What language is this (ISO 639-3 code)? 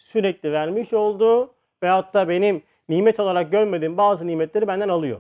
tur